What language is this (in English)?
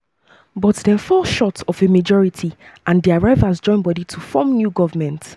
Nigerian Pidgin